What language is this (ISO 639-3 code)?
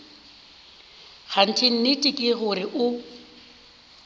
nso